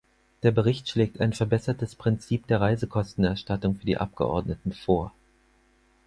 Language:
German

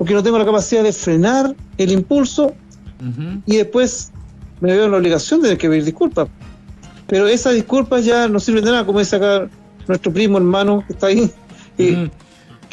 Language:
Spanish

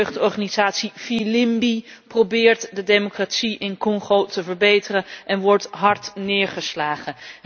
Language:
Dutch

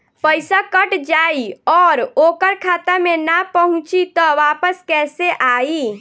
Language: Bhojpuri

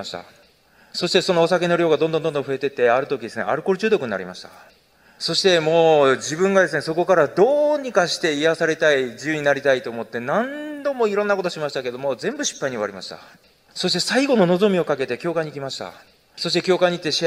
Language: Japanese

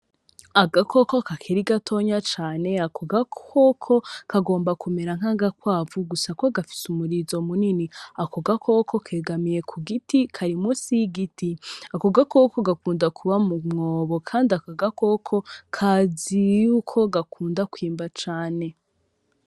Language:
Rundi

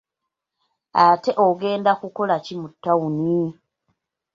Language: Ganda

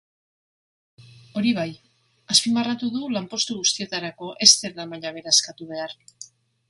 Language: Basque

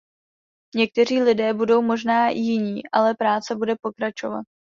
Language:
Czech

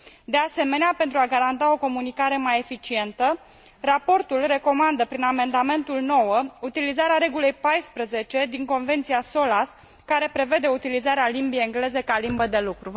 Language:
Romanian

